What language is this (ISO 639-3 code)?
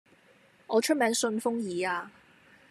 yue